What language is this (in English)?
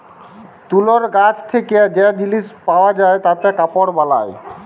Bangla